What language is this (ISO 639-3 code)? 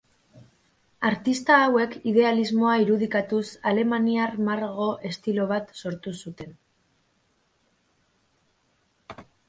eus